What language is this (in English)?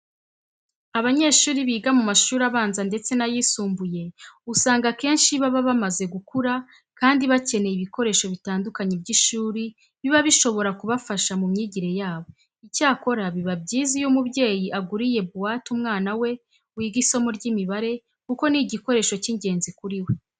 Kinyarwanda